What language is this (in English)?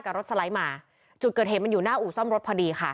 Thai